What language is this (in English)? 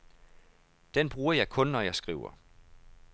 Danish